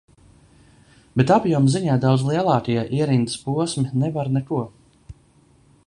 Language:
Latvian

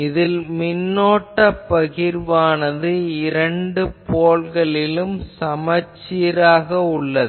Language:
Tamil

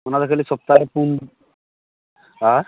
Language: Santali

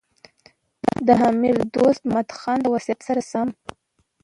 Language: Pashto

